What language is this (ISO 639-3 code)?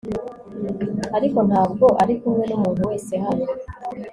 kin